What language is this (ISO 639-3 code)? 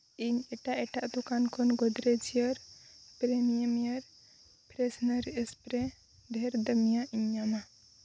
sat